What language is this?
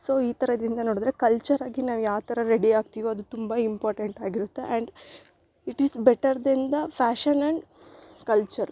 Kannada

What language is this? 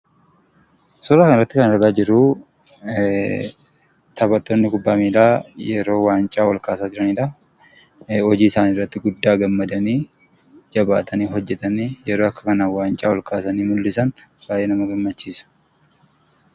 Oromo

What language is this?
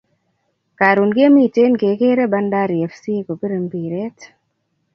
Kalenjin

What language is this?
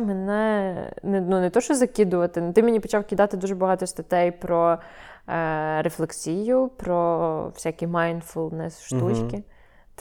Ukrainian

